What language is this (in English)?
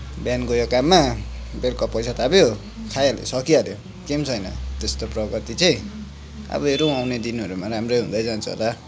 Nepali